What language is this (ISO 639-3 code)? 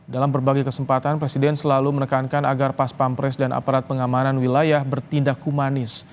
ind